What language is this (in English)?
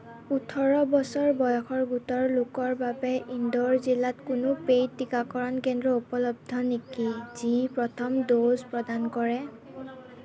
Assamese